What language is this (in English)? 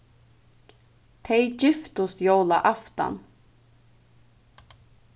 Faroese